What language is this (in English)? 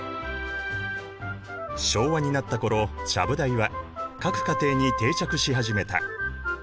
Japanese